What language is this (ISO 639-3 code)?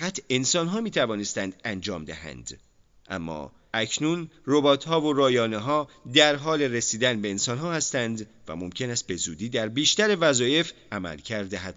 fas